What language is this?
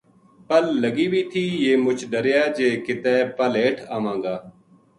Gujari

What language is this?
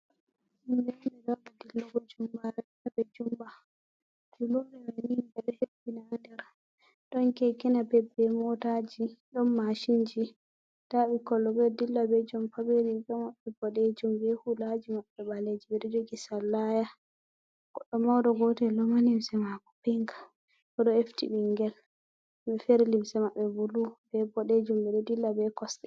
Fula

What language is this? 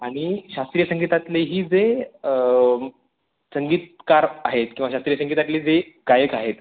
Marathi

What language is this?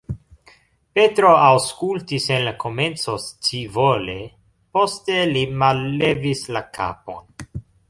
Esperanto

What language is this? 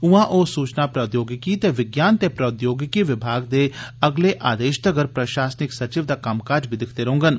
Dogri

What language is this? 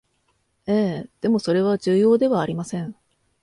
Japanese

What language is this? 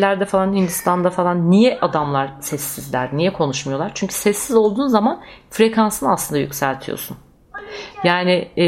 Turkish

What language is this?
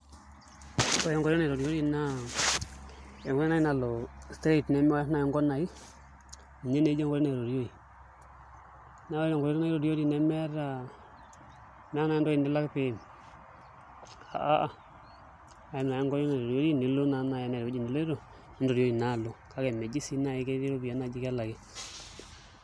Masai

